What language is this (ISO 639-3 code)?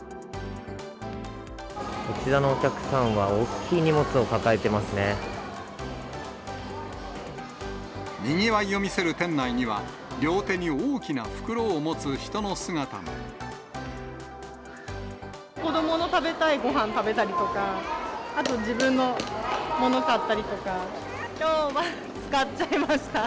jpn